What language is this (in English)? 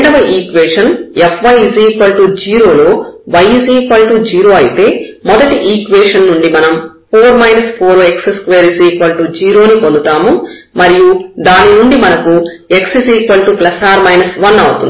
Telugu